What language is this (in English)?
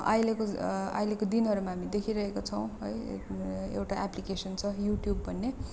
Nepali